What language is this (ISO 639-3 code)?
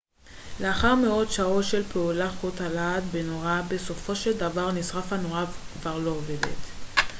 heb